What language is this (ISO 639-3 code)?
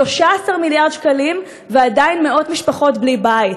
heb